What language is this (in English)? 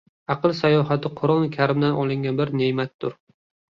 Uzbek